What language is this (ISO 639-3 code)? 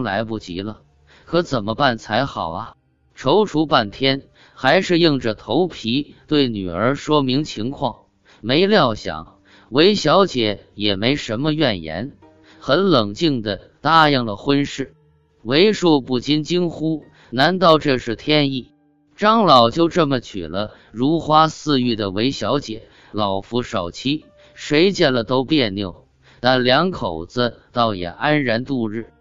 zho